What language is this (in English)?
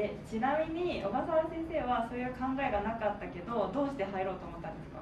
Japanese